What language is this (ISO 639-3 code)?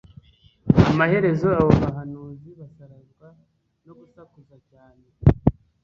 kin